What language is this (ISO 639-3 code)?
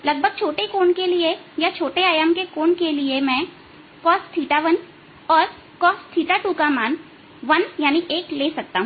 hin